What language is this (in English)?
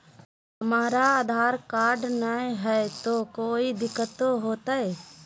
Magahi